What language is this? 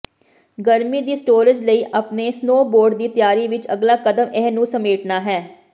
Punjabi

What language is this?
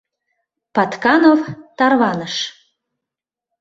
Mari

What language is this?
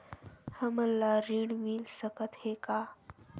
Chhattisgarhi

